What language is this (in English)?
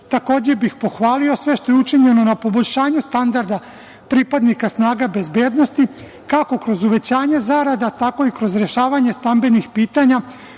Serbian